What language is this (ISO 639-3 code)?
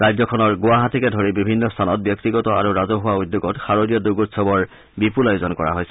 asm